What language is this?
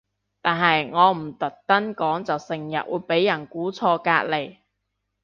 Cantonese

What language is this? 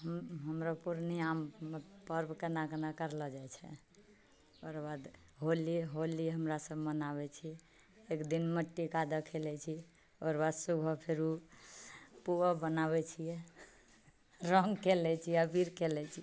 Maithili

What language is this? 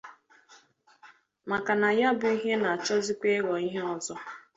Igbo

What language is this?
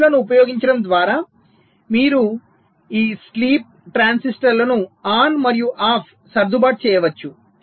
Telugu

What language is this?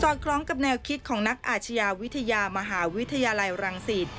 Thai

